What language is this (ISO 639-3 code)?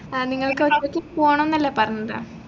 mal